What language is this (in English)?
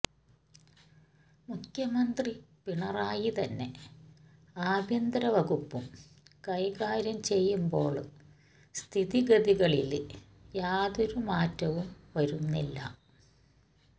Malayalam